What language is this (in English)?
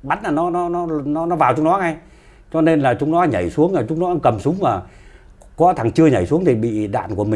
Vietnamese